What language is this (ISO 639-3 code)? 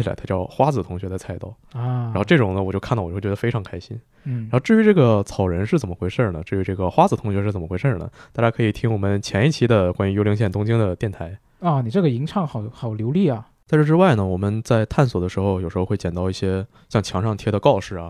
zho